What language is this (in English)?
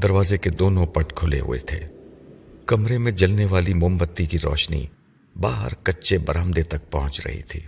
Urdu